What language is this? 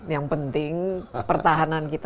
Indonesian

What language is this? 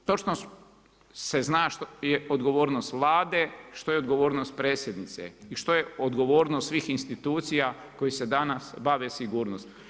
Croatian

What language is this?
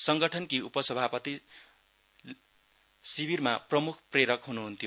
Nepali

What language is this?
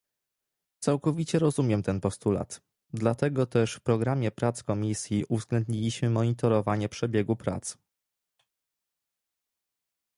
Polish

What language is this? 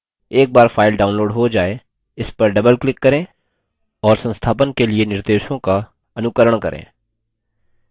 Hindi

